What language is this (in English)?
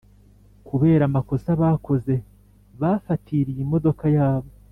Kinyarwanda